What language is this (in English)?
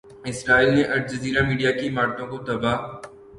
Urdu